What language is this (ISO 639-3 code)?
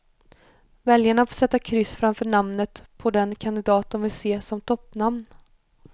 swe